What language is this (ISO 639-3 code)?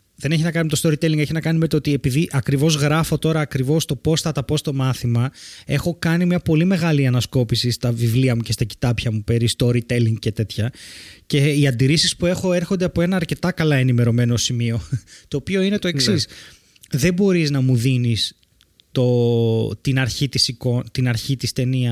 ell